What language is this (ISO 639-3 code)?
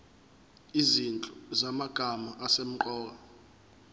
zul